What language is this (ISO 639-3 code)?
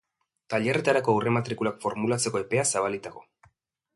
eus